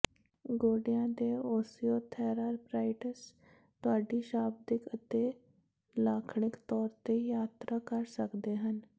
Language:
Punjabi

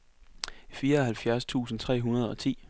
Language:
Danish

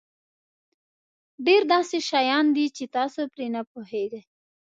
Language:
Pashto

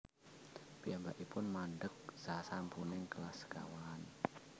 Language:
Javanese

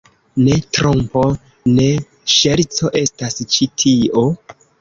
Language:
Esperanto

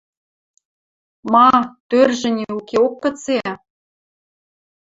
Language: Western Mari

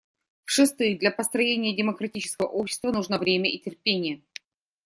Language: Russian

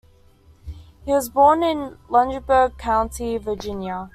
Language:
English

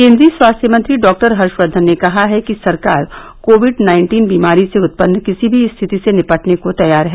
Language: Hindi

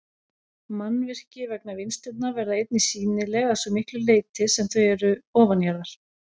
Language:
Icelandic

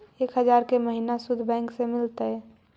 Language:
Magahi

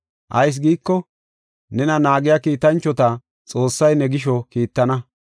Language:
Gofa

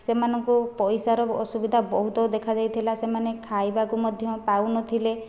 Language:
Odia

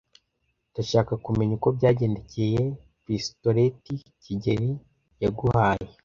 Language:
Kinyarwanda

